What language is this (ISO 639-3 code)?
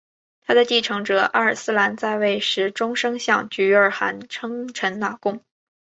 zho